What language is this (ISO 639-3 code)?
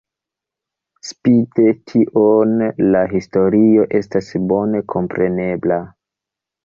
epo